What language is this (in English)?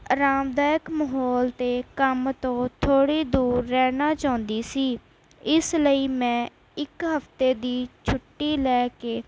Punjabi